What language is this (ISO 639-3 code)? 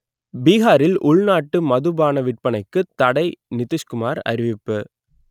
tam